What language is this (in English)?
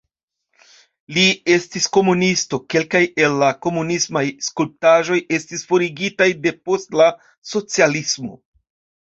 Esperanto